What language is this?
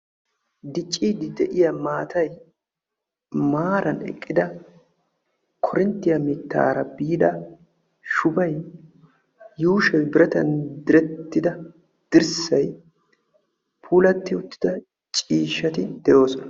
Wolaytta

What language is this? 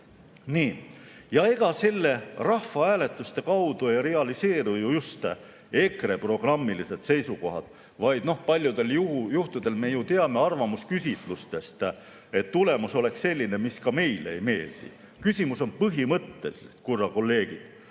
Estonian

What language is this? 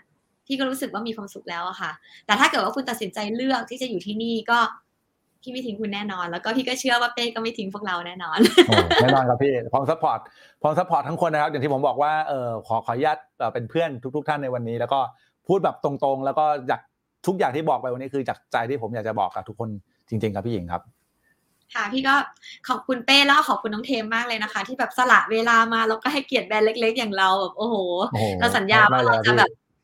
Thai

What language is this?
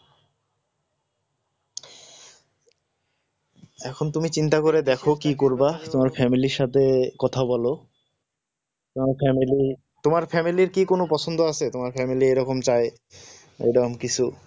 Bangla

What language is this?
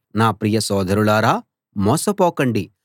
Telugu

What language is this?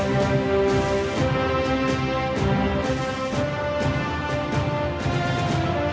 Vietnamese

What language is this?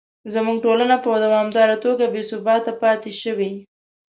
Pashto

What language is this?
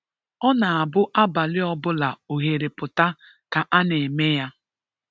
Igbo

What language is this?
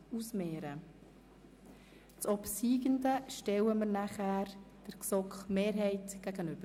Swiss German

